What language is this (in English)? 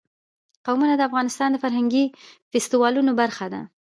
Pashto